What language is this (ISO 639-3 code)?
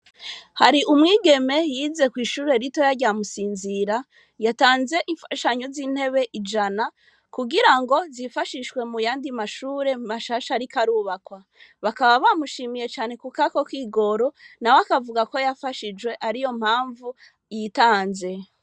run